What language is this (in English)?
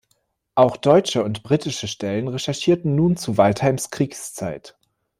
German